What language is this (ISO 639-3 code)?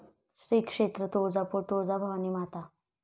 mar